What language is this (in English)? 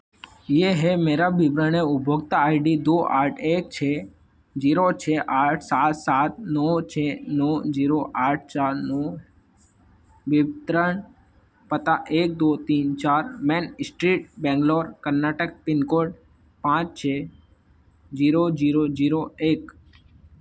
Hindi